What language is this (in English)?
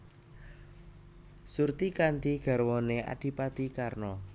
Javanese